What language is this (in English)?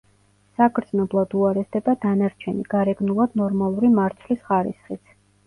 Georgian